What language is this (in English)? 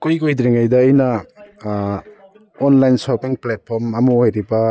Manipuri